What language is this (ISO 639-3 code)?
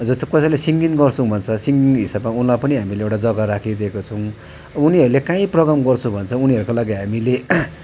nep